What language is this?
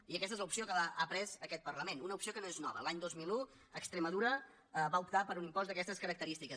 Catalan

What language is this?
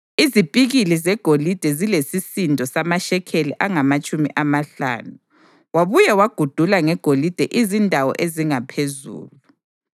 North Ndebele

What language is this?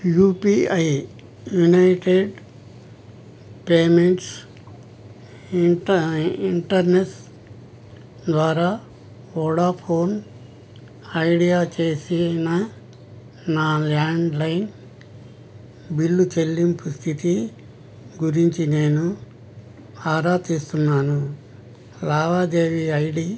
Telugu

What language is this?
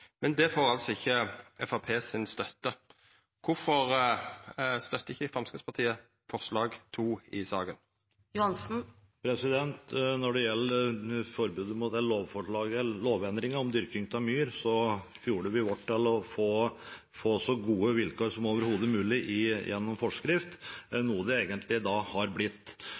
Norwegian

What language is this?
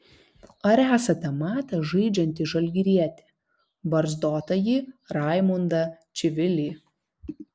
Lithuanian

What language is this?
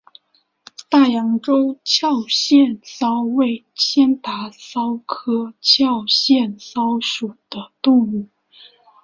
Chinese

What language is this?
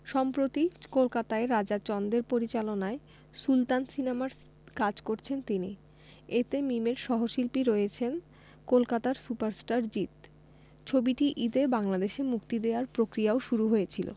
Bangla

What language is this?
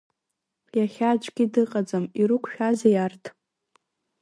Abkhazian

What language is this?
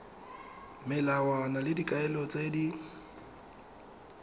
Tswana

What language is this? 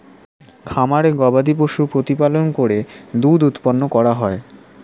Bangla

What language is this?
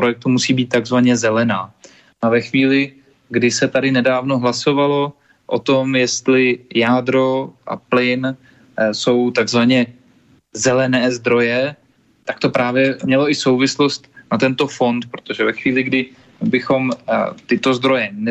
Czech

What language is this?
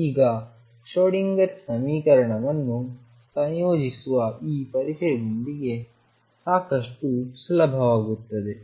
Kannada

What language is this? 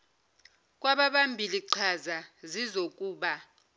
Zulu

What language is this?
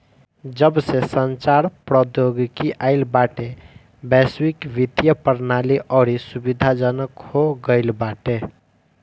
Bhojpuri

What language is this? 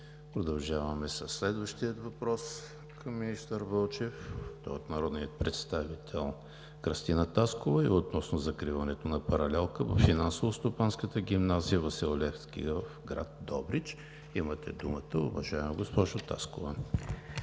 Bulgarian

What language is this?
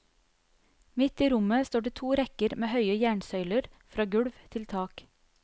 Norwegian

